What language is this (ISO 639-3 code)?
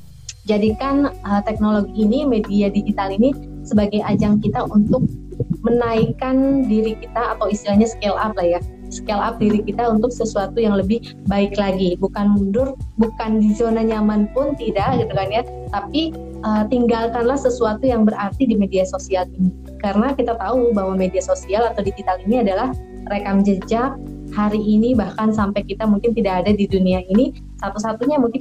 ind